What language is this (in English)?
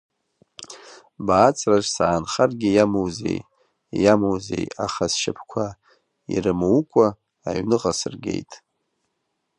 Abkhazian